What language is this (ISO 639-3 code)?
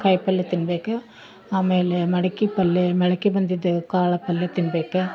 kan